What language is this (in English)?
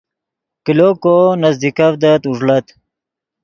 Yidgha